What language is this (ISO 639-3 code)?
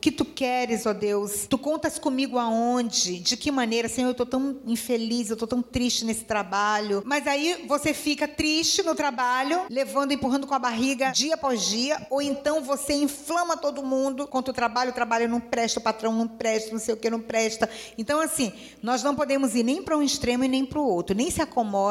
por